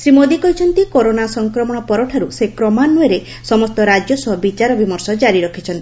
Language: Odia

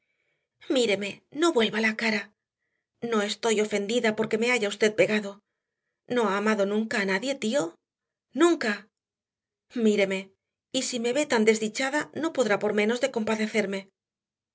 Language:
Spanish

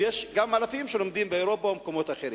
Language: Hebrew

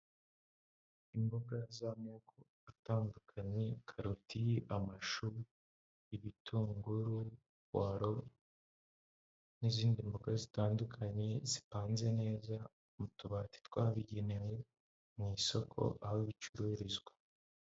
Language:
Kinyarwanda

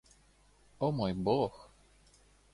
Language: Russian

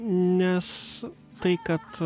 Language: Lithuanian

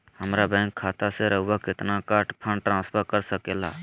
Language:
Magahi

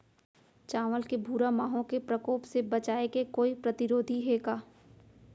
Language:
Chhattisgarhi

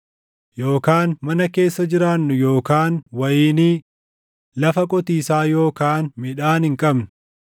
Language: Oromo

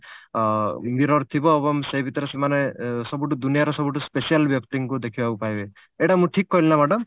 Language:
Odia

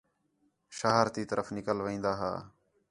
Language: Khetrani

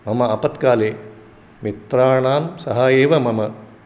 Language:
Sanskrit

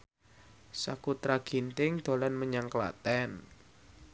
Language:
Javanese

